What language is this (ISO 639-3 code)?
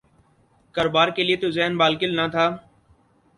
urd